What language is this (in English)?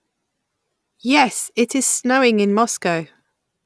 English